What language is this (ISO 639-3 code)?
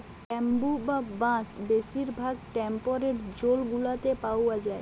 ben